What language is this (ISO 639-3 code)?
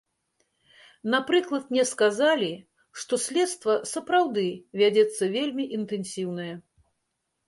bel